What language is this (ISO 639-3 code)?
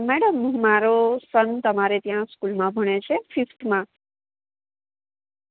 guj